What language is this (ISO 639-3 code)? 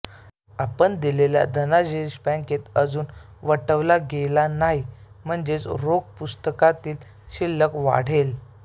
mar